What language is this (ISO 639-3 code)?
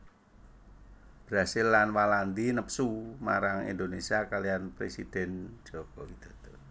jav